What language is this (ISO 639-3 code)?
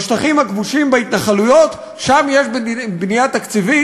heb